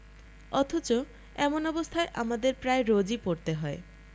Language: Bangla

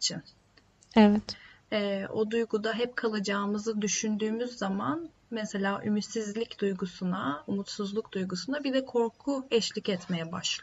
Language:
Turkish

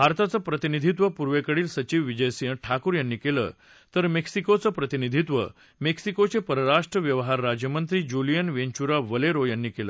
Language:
Marathi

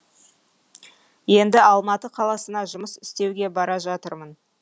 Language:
Kazakh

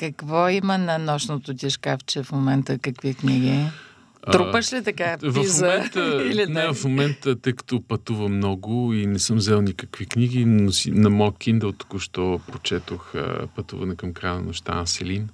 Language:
Bulgarian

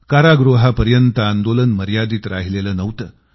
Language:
Marathi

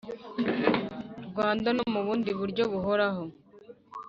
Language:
Kinyarwanda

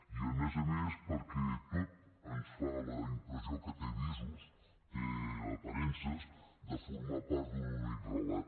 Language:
Catalan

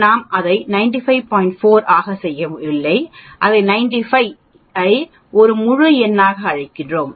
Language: Tamil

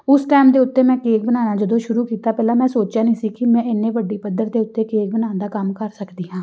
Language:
Punjabi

